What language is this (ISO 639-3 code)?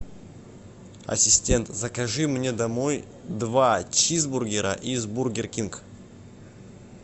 rus